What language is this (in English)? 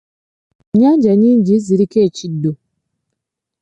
Ganda